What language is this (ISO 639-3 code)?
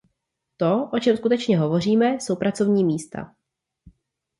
ces